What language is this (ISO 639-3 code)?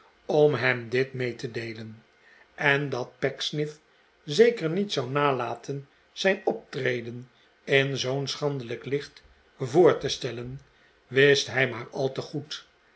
nld